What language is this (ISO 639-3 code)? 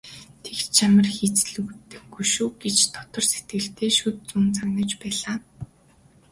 mon